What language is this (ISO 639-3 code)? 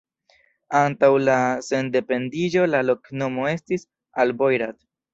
epo